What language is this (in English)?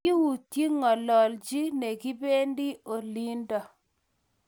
Kalenjin